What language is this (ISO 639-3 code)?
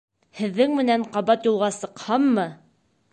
bak